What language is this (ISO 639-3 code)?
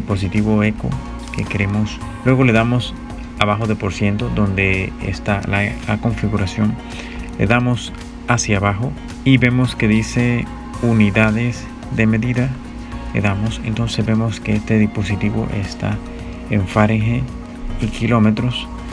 spa